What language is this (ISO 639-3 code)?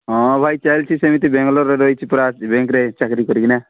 ori